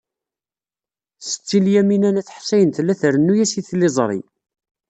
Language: Kabyle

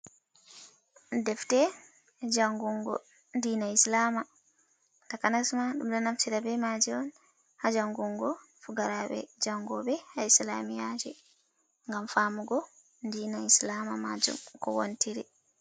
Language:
Fula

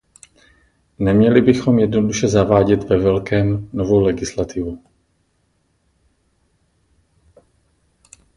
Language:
Czech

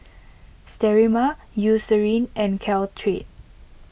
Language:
English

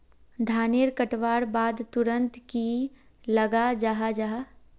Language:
Magahi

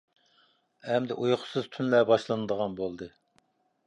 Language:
Uyghur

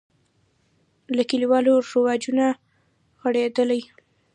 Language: Pashto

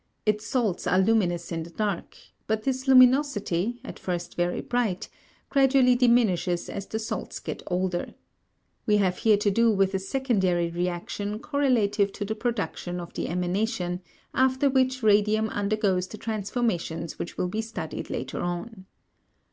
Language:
English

